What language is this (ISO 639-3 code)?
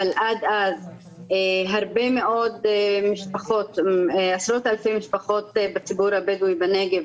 heb